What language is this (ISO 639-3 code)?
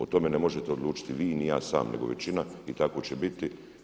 hrv